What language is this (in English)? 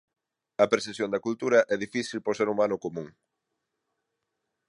Galician